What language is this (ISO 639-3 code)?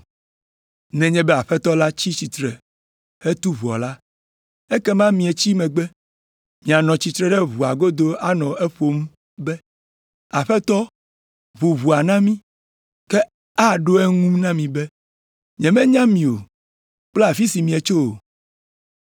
ewe